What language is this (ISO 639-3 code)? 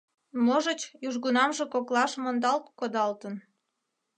chm